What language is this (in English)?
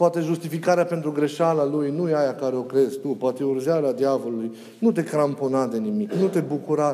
Romanian